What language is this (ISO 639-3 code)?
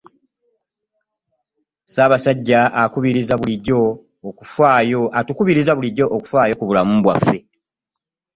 lug